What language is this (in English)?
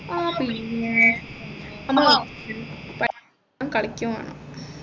Malayalam